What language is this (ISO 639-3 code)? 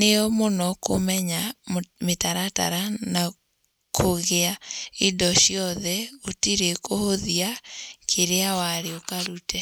kik